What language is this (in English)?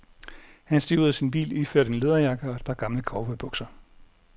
Danish